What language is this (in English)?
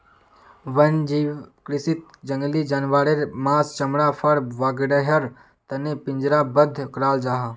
Magahi